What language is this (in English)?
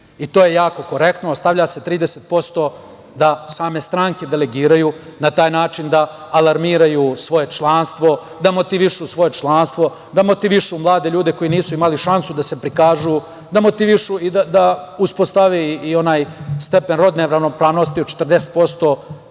Serbian